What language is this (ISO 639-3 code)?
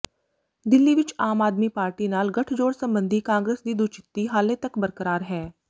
pan